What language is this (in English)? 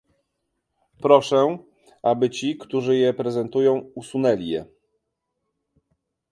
Polish